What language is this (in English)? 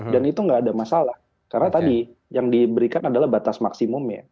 Indonesian